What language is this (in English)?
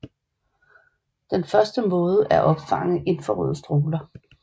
Danish